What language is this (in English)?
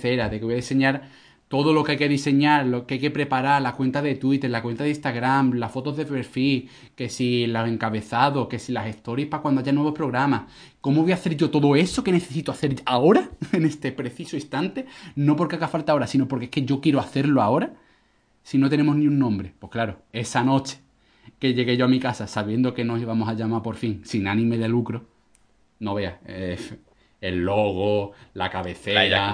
Spanish